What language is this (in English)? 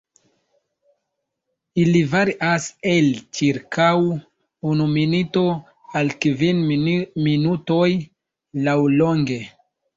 Esperanto